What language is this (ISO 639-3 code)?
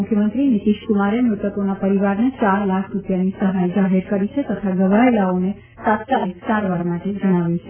guj